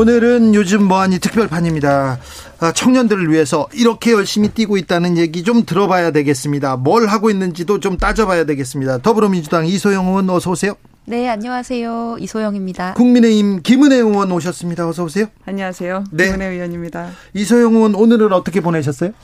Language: Korean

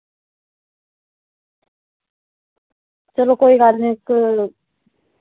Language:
Dogri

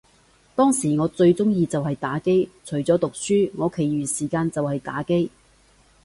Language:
Cantonese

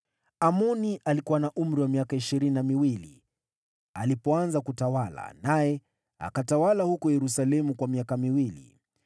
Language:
Swahili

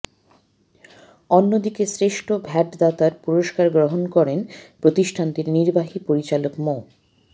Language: Bangla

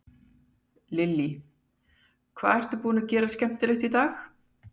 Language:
Icelandic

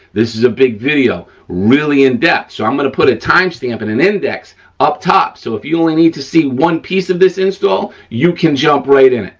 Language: English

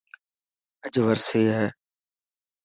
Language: Dhatki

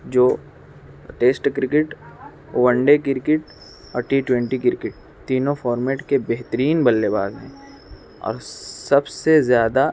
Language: Urdu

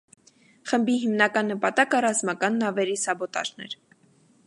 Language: Armenian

